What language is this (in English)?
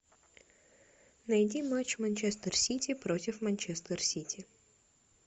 Russian